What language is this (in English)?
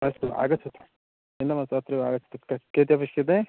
Sanskrit